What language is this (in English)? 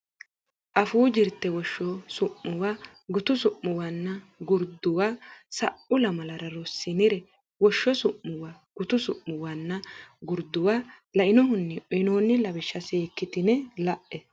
Sidamo